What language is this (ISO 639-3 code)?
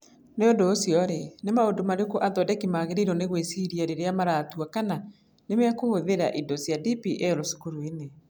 kik